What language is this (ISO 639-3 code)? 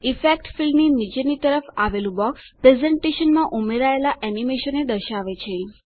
guj